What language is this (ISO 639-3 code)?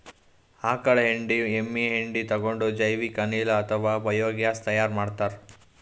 kan